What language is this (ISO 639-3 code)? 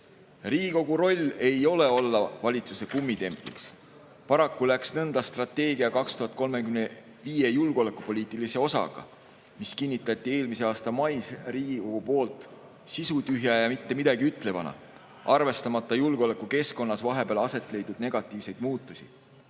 est